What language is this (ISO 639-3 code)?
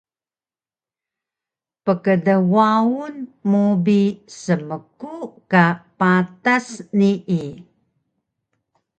trv